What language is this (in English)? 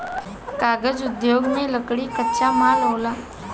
Bhojpuri